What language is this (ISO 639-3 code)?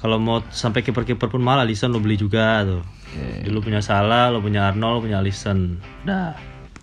ind